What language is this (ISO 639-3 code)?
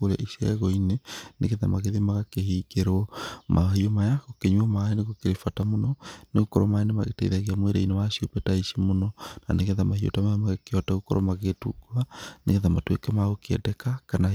kik